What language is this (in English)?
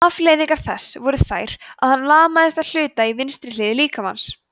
Icelandic